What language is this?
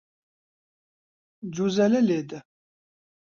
Central Kurdish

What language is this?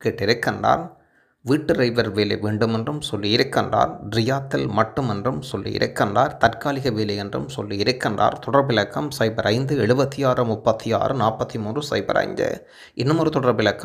Tamil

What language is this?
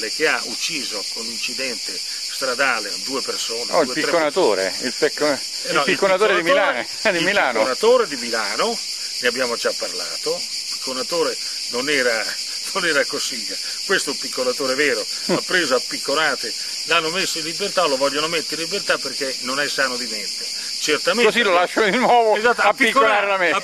Italian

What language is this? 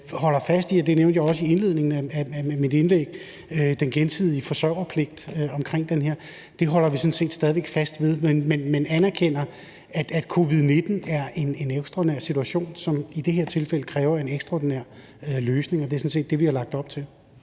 Danish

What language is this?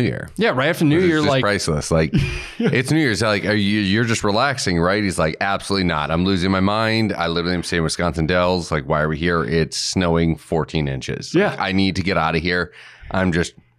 English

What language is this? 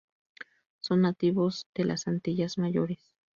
Spanish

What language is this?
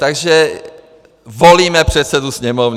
Czech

